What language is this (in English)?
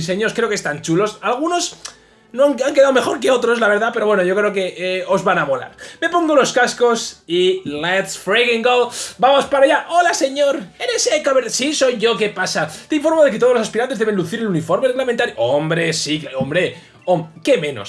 Spanish